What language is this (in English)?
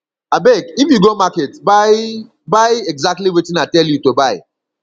Nigerian Pidgin